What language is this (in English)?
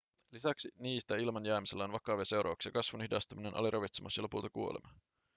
Finnish